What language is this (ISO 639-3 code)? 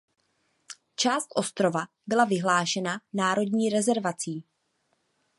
ces